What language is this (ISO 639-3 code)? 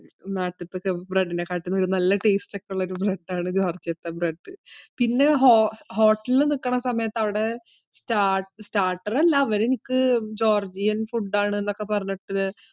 mal